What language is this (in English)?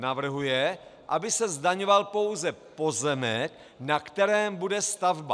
Czech